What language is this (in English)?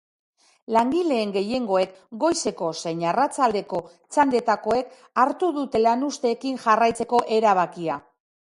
Basque